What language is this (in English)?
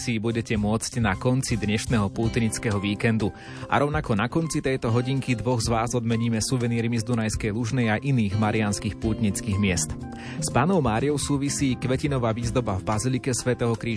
Slovak